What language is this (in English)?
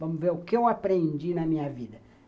Portuguese